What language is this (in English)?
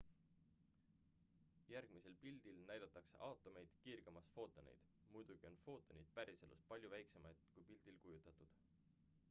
Estonian